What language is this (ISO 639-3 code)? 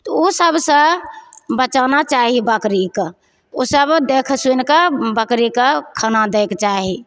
mai